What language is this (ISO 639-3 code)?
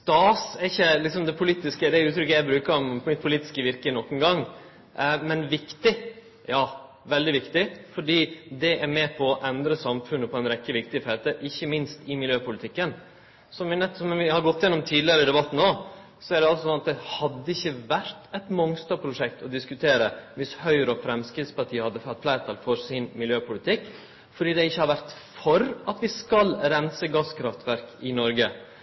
nno